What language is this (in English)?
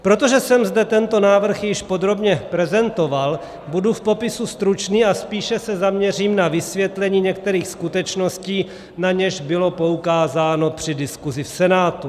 Czech